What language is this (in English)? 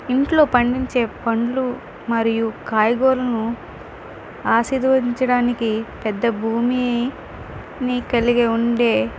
Telugu